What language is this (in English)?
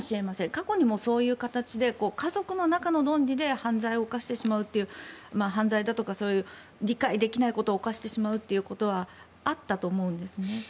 Japanese